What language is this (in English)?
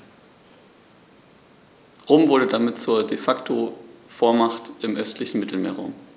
German